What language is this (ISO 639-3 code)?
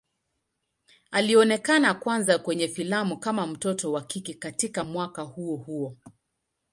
swa